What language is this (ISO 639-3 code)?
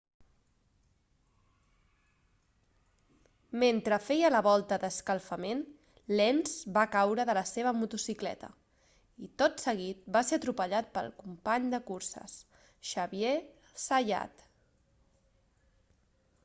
cat